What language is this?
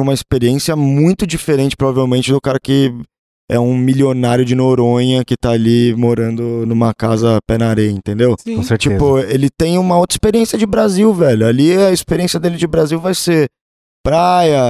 Portuguese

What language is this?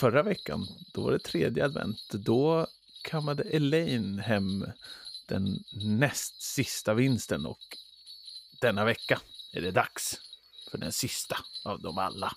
Swedish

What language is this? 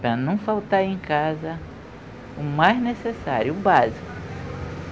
Portuguese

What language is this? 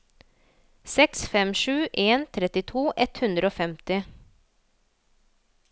Norwegian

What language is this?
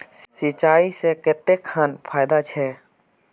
Magahi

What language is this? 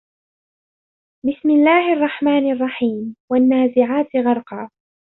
Arabic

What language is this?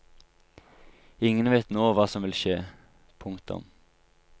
Norwegian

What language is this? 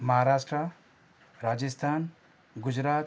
Sindhi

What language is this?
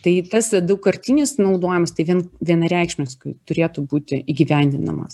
Lithuanian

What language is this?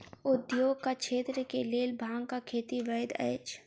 Maithili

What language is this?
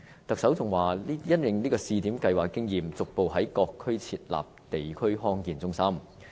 Cantonese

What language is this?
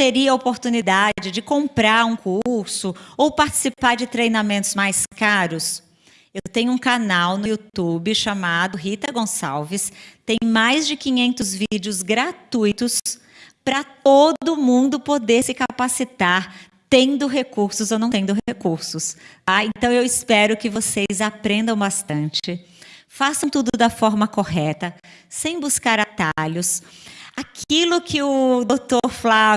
Portuguese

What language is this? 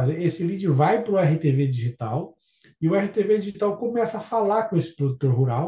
Portuguese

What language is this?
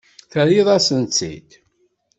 Kabyle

